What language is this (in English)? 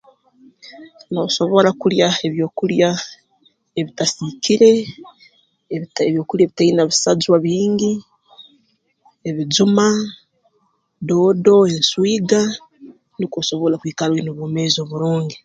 Tooro